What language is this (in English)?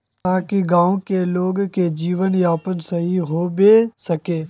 Magahi